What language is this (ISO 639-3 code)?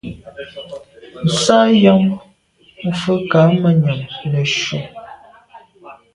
byv